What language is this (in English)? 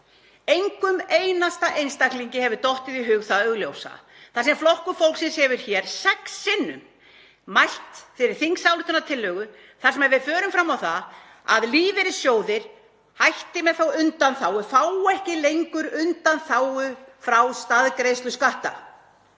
Icelandic